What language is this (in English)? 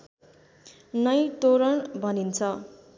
Nepali